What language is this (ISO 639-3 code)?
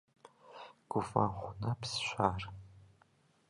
kbd